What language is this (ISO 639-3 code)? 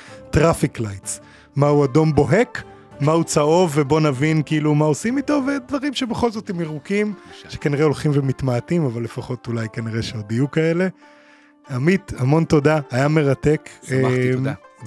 heb